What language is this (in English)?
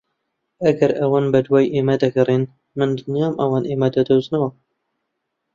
Central Kurdish